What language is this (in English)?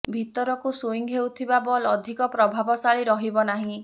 Odia